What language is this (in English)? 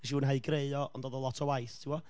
Welsh